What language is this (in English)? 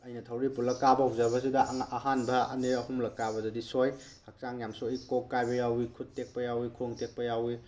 Manipuri